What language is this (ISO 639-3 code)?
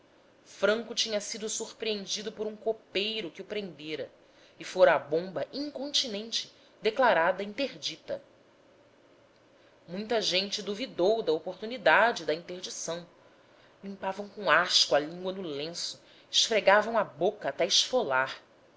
por